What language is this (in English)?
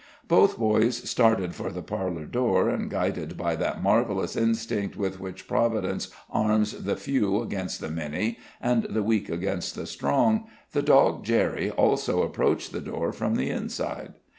English